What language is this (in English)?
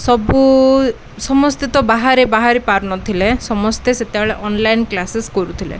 Odia